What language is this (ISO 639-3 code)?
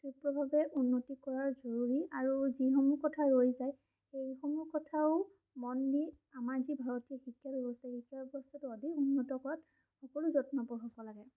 asm